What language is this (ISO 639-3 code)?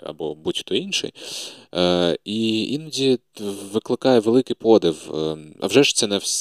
ukr